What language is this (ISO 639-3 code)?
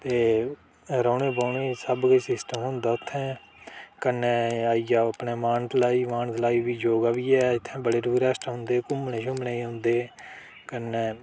doi